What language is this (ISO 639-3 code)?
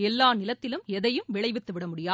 tam